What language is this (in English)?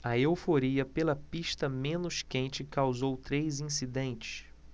Portuguese